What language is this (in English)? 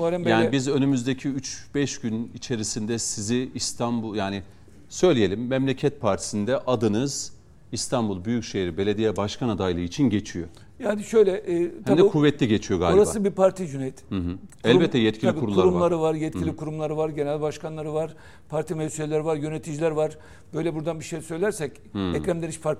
Turkish